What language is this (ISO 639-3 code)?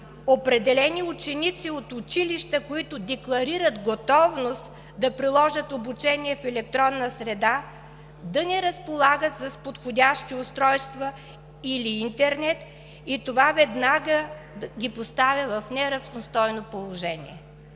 bul